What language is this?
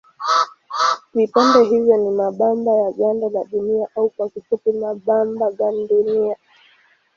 Swahili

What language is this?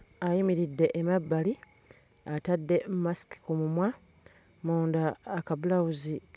Ganda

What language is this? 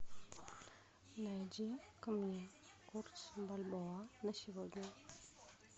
Russian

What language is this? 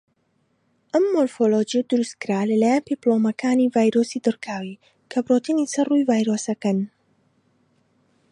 Central Kurdish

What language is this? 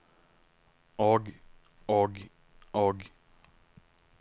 Norwegian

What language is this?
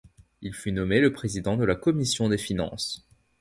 French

